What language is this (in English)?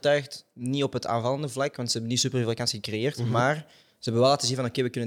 Dutch